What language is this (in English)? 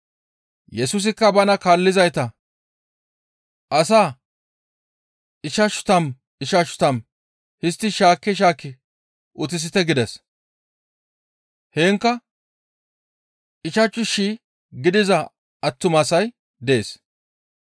Gamo